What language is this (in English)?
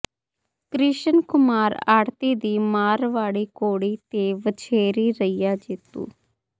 Punjabi